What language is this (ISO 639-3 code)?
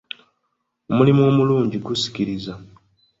lug